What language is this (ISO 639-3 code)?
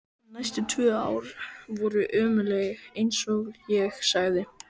isl